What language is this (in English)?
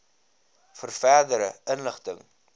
Afrikaans